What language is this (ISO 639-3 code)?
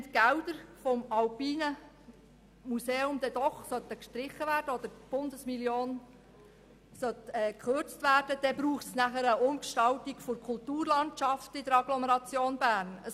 gsw